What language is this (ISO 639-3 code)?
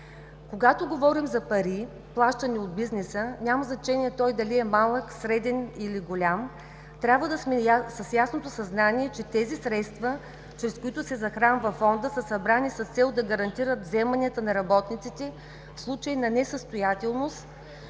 bul